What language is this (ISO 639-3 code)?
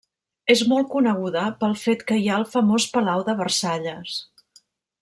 cat